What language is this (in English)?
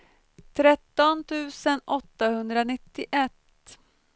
Swedish